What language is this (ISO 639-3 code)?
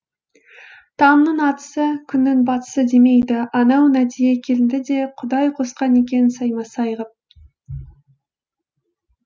kaz